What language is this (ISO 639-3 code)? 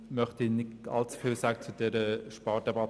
gsw